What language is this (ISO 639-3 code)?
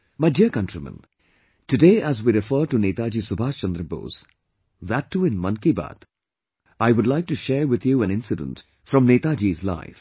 eng